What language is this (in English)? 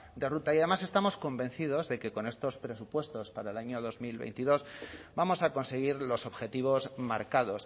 Spanish